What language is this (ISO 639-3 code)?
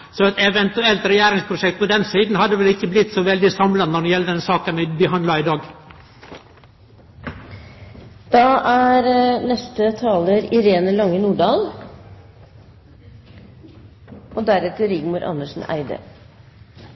nno